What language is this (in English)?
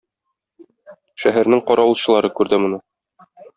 Tatar